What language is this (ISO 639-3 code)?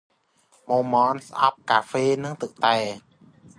khm